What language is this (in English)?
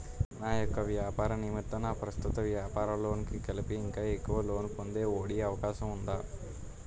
Telugu